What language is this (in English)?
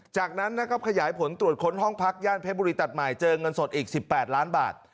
Thai